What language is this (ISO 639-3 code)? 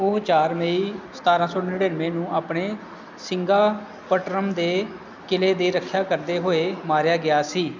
pan